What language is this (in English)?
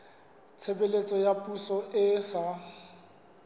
Southern Sotho